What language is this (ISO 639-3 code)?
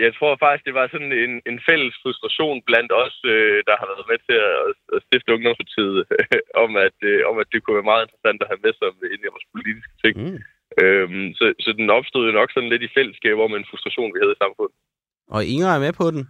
dan